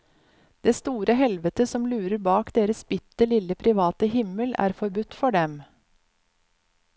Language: Norwegian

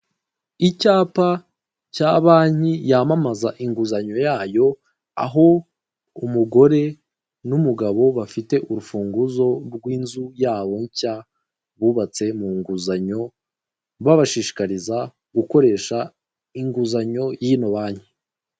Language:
Kinyarwanda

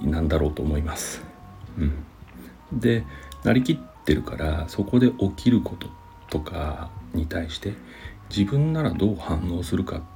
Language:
Japanese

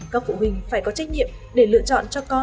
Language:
Vietnamese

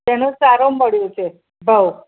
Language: Gujarati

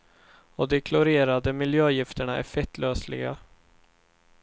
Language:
Swedish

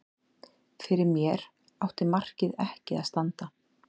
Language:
Icelandic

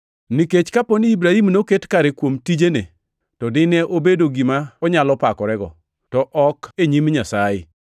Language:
Luo (Kenya and Tanzania)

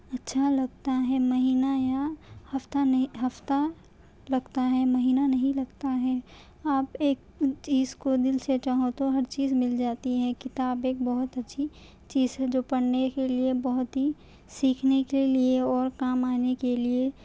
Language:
Urdu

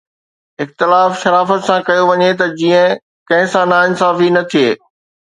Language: Sindhi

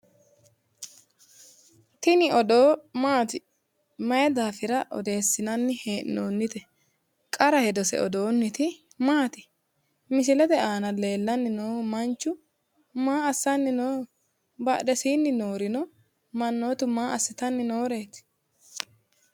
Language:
Sidamo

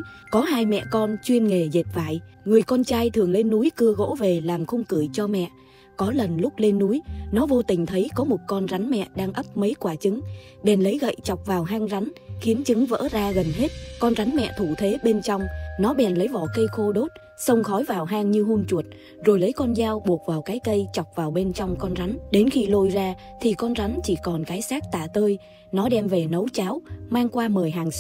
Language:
Vietnamese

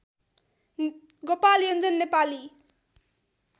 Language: Nepali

